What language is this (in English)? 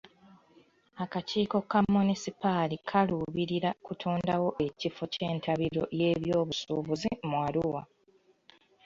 Ganda